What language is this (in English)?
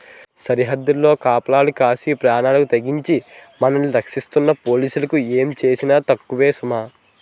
Telugu